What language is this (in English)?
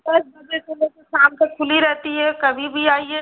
Hindi